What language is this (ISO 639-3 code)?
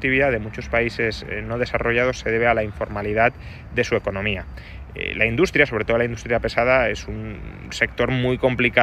spa